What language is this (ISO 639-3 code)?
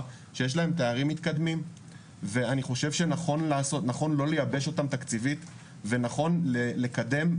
heb